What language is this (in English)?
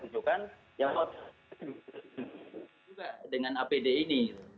Indonesian